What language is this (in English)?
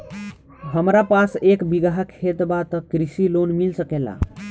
Bhojpuri